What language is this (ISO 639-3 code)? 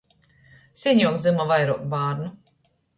ltg